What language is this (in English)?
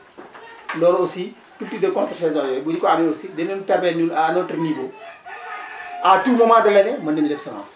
Wolof